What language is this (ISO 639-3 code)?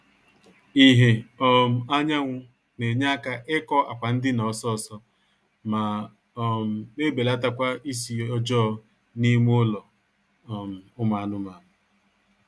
ibo